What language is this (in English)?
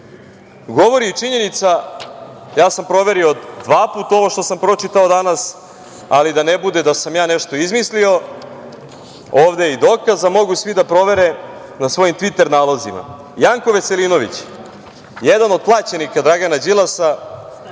Serbian